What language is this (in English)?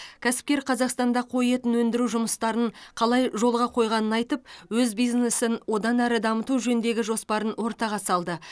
Kazakh